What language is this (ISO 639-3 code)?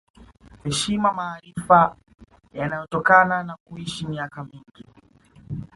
swa